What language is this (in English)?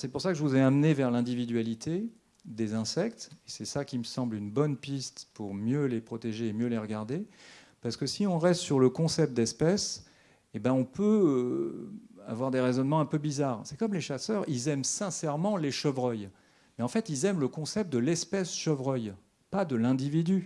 French